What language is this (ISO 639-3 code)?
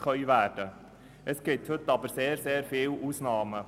gsw